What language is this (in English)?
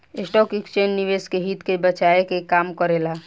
Bhojpuri